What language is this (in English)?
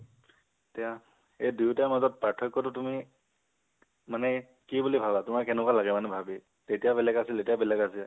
Assamese